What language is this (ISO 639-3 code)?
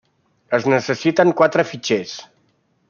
cat